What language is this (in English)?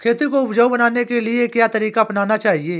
Hindi